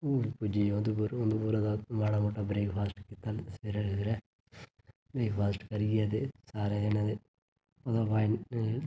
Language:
Dogri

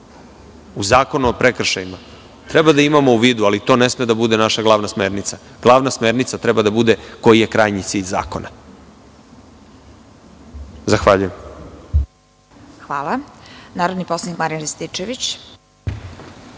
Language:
Serbian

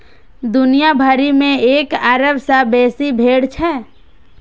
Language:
Maithili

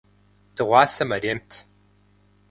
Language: Kabardian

